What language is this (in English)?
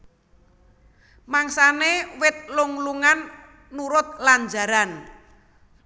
Javanese